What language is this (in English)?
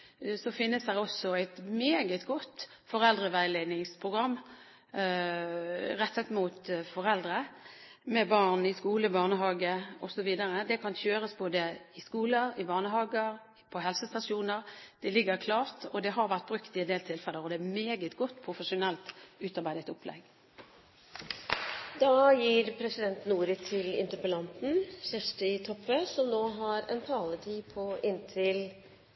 Norwegian